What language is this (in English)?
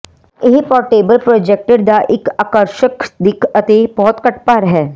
Punjabi